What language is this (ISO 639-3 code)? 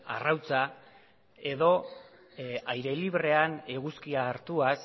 eus